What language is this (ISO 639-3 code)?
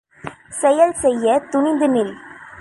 tam